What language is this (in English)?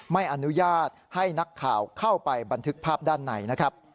Thai